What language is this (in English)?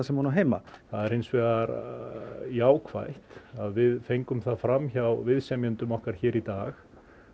Icelandic